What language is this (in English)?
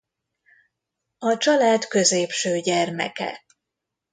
Hungarian